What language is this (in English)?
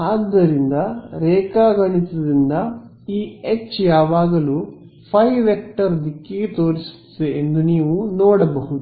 Kannada